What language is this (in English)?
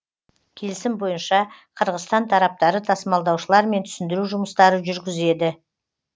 Kazakh